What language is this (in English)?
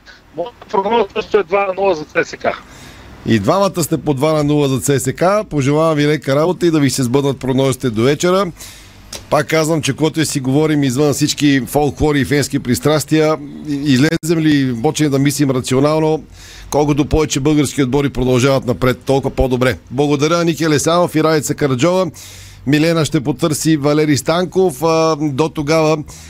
Bulgarian